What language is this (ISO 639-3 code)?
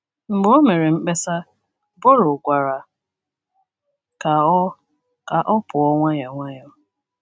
ibo